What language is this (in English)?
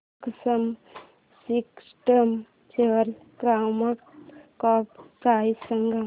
Marathi